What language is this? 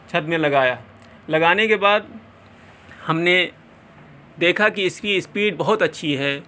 Urdu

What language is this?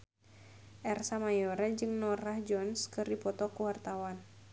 Sundanese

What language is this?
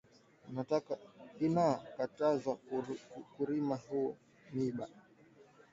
Swahili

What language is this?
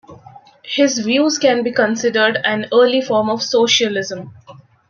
English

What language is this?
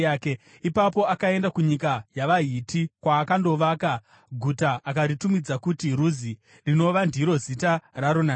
Shona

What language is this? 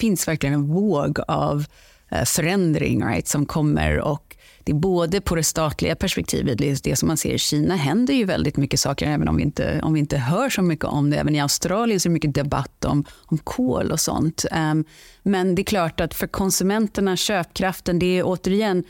Swedish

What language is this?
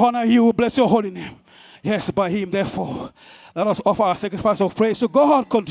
English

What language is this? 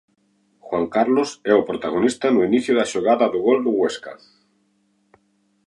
Galician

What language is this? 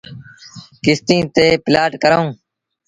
Sindhi Bhil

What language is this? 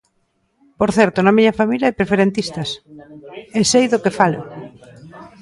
Galician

